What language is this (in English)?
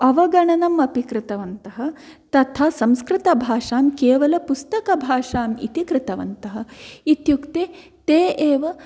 Sanskrit